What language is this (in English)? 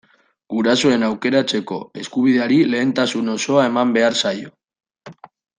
Basque